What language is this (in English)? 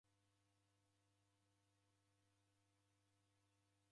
Taita